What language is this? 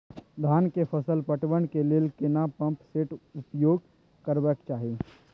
Maithili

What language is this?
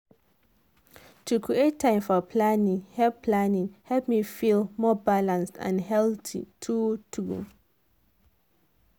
Nigerian Pidgin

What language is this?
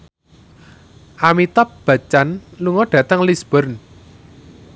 Javanese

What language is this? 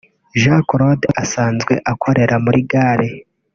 Kinyarwanda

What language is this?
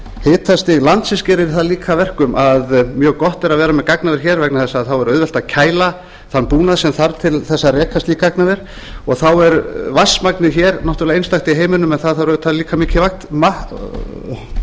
Icelandic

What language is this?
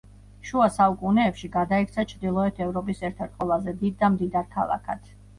Georgian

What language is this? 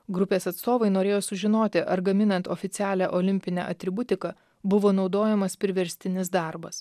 Lithuanian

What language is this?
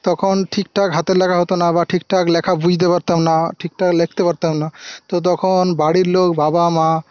Bangla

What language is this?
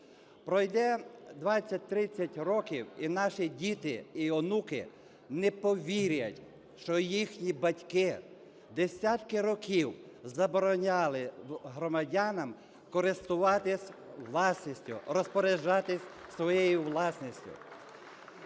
Ukrainian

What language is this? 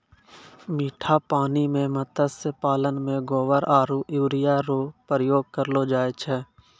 Maithili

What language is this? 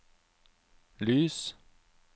Norwegian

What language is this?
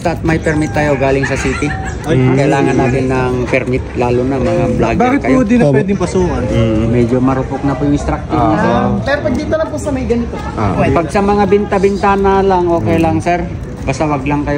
Filipino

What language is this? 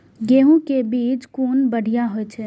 Maithili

